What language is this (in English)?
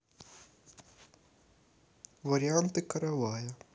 Russian